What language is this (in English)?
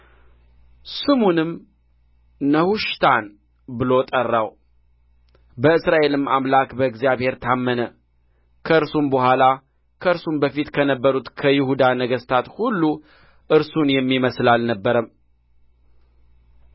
Amharic